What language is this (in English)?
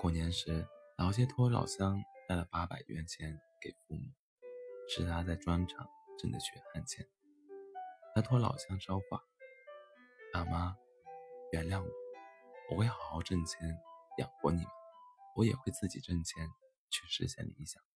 Chinese